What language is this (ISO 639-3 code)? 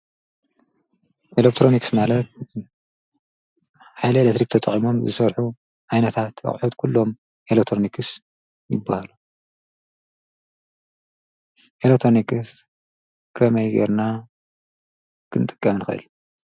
tir